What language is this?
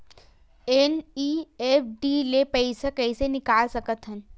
Chhattisgarhi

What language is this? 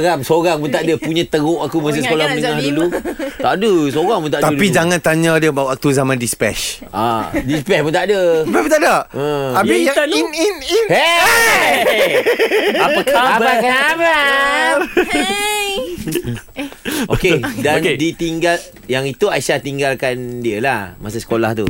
Malay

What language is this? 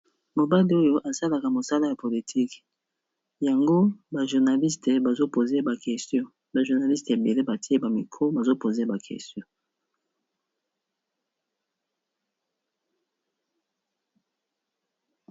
Lingala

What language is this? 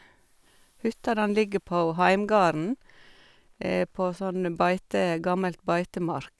Norwegian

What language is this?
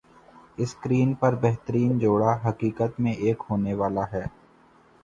Urdu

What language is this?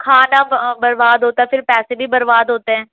Urdu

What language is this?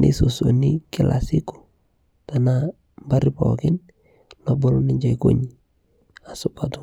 Masai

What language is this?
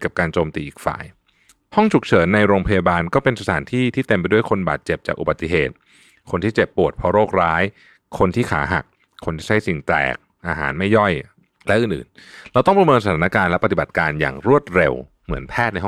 Thai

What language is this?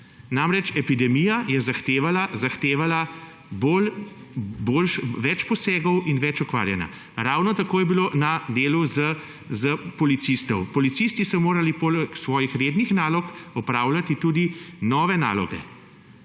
Slovenian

